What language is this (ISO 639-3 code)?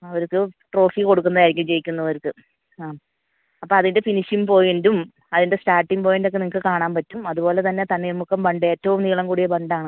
mal